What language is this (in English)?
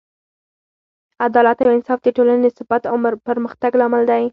Pashto